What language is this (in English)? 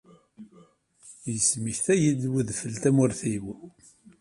Kabyle